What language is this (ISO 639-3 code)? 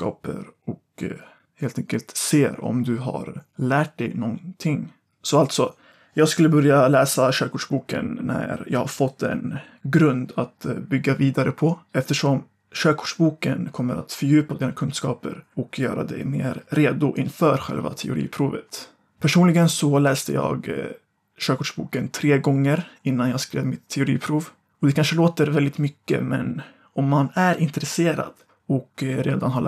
swe